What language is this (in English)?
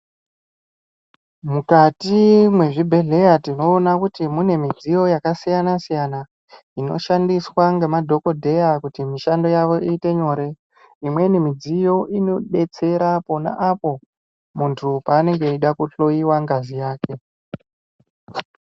Ndau